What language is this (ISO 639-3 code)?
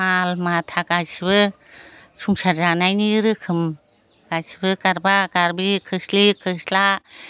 brx